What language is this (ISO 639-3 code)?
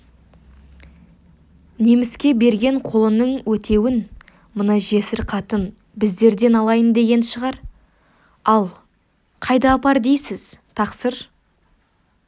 kaz